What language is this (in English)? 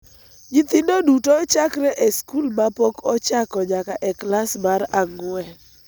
Luo (Kenya and Tanzania)